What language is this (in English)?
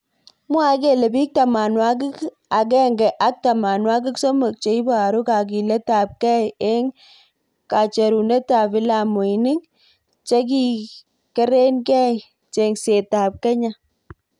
Kalenjin